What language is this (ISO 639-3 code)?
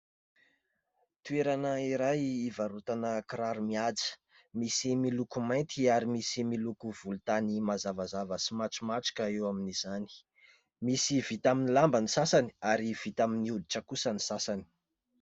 mlg